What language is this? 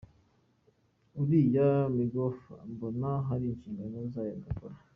Kinyarwanda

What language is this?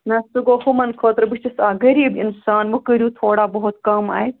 Kashmiri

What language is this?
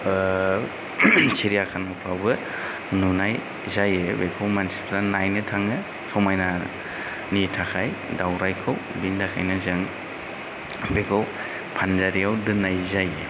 Bodo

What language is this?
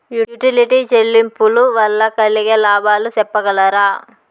Telugu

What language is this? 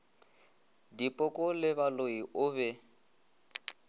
Northern Sotho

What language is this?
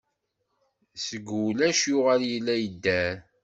Kabyle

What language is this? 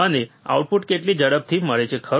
Gujarati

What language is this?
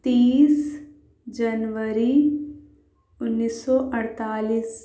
Urdu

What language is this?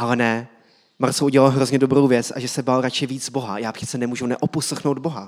Czech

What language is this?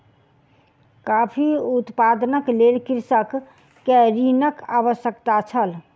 Maithili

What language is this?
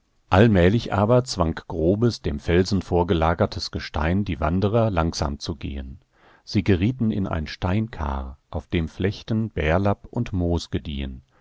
German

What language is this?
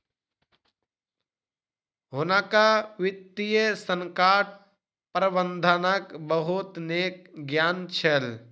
Maithili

